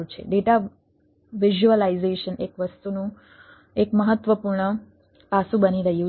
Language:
Gujarati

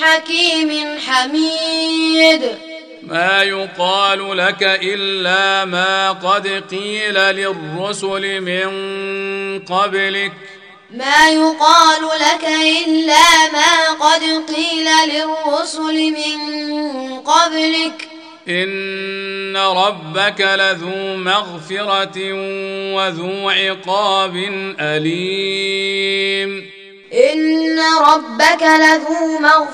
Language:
Arabic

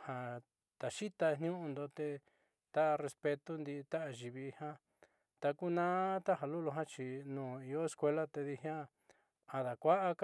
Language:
Southeastern Nochixtlán Mixtec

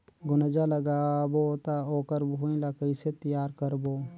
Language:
Chhattisgarhi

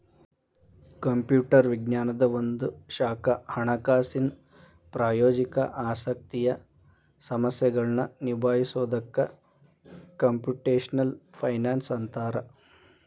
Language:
Kannada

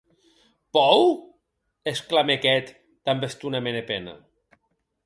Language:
Occitan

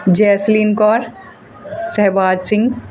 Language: Punjabi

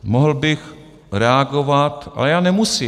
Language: Czech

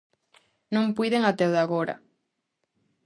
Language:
Galician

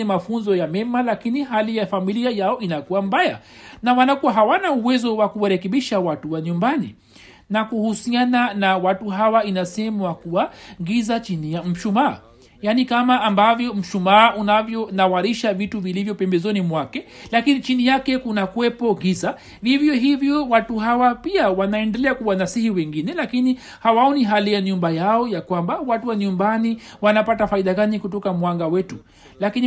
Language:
Swahili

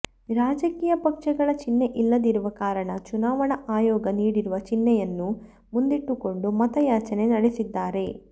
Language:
Kannada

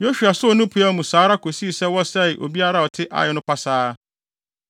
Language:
Akan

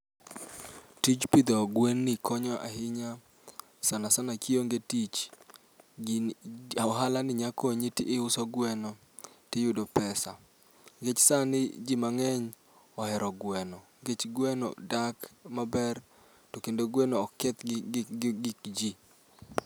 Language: Luo (Kenya and Tanzania)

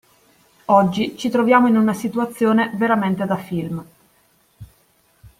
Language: Italian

